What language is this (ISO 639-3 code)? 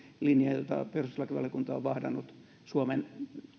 fin